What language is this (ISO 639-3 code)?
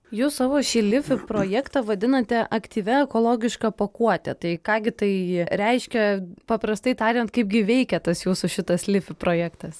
lit